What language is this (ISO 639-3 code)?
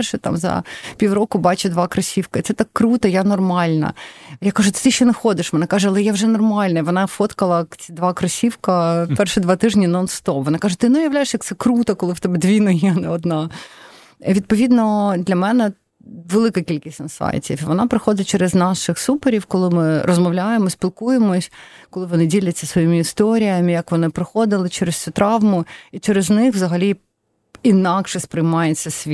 ukr